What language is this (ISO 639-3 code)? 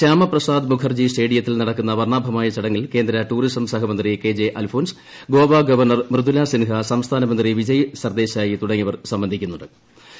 mal